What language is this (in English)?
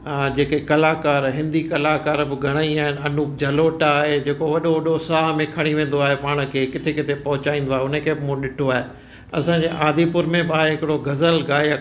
Sindhi